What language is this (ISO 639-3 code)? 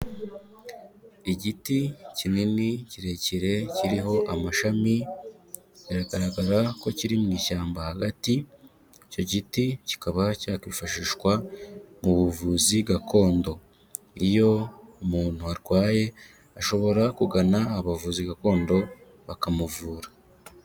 kin